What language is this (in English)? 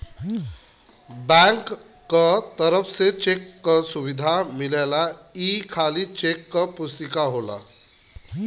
Bhojpuri